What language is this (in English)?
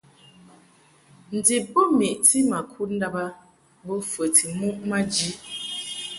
Mungaka